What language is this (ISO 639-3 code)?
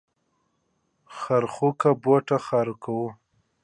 pus